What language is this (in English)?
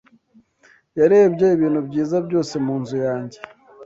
Kinyarwanda